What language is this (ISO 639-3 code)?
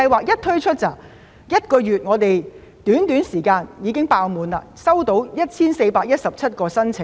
yue